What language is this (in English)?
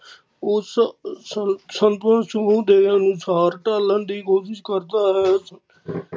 Punjabi